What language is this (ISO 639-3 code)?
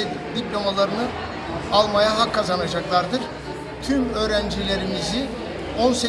tur